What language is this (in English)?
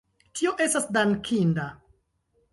Esperanto